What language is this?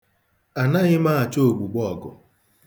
Igbo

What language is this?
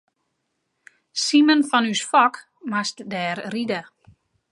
Western Frisian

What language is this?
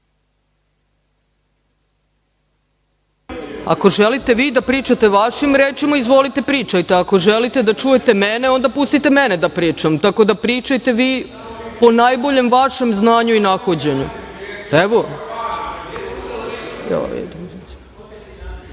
Serbian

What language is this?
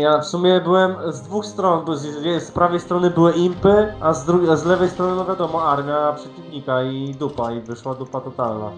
Polish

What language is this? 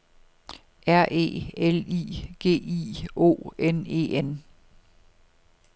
Danish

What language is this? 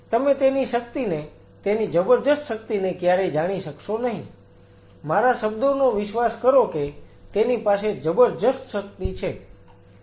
Gujarati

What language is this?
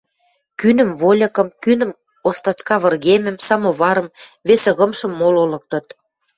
Western Mari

